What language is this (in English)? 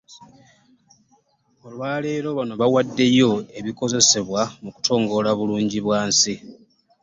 Ganda